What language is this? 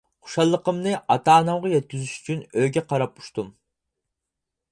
Uyghur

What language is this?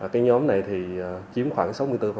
Vietnamese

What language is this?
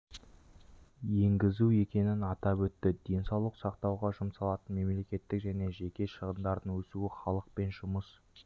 Kazakh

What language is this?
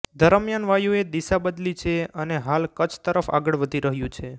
Gujarati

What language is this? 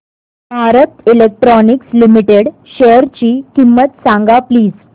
Marathi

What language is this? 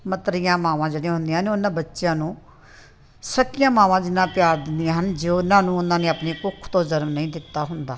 Punjabi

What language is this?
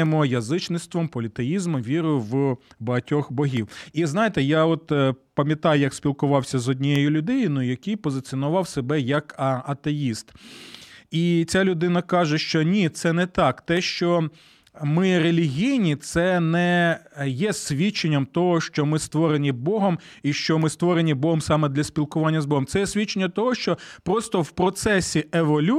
Ukrainian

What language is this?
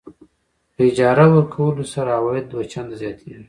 Pashto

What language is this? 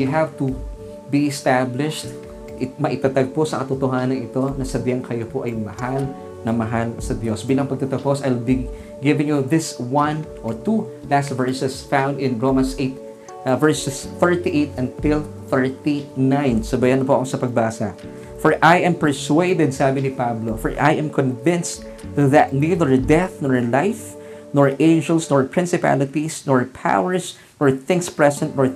Filipino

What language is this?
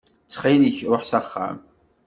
Kabyle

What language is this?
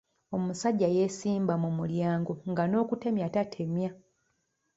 Ganda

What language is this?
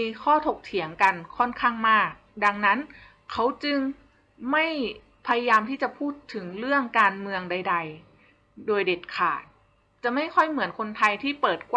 Thai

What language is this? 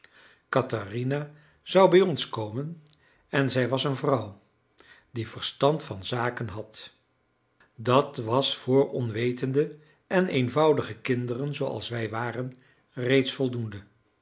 Dutch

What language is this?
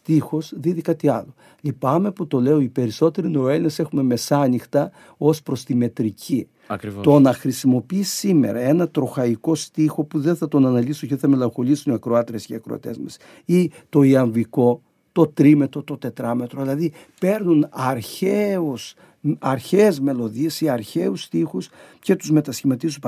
Greek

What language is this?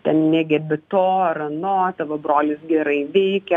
Lithuanian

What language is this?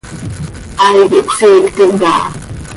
Seri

